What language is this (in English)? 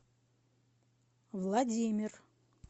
Russian